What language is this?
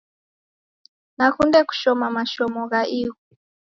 Taita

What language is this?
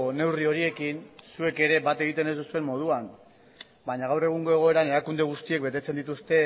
Basque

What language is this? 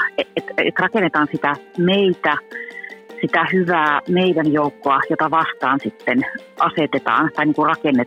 Finnish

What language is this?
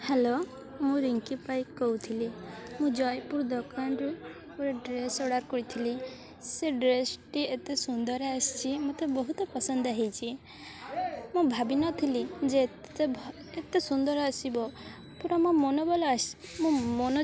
Odia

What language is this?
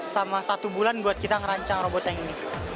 Indonesian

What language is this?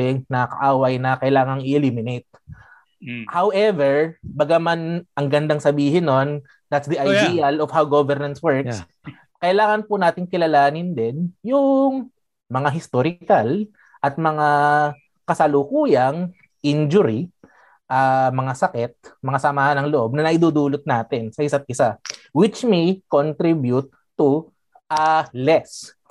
Filipino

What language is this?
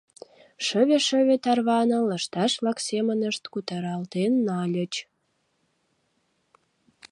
Mari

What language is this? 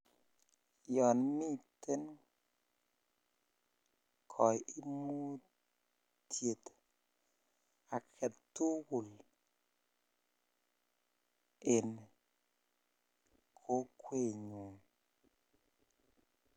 Kalenjin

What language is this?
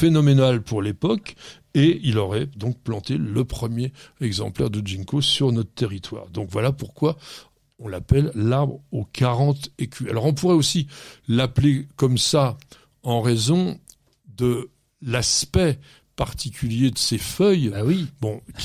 French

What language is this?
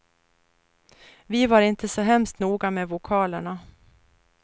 Swedish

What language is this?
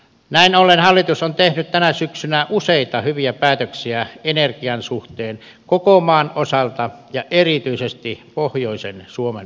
Finnish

